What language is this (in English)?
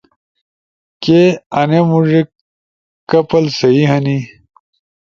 Ushojo